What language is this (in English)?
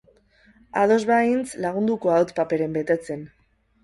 Basque